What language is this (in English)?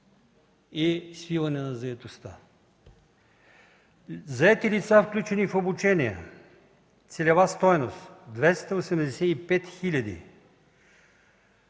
Bulgarian